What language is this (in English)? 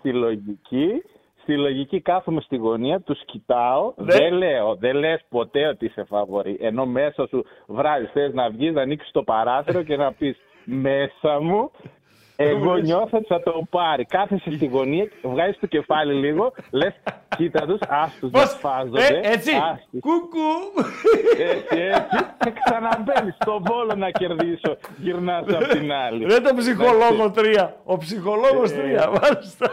Greek